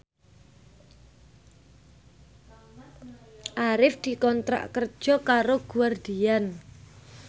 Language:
Javanese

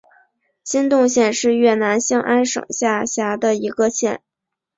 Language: Chinese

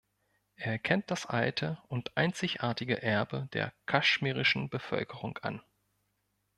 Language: German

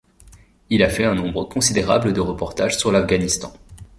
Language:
French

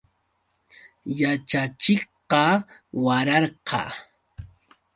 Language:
Yauyos Quechua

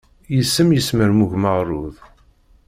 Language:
Kabyle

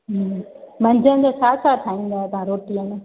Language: Sindhi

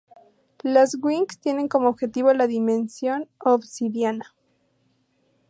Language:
Spanish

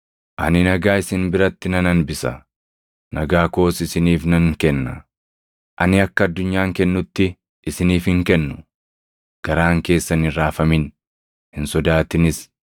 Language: Oromo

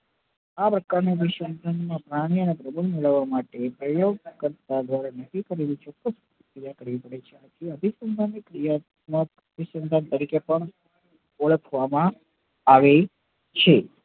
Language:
Gujarati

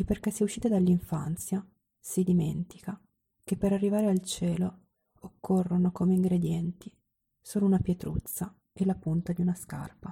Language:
Italian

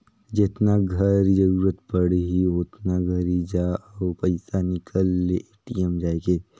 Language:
Chhattisgarhi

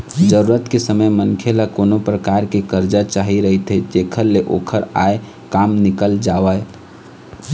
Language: Chhattisgarhi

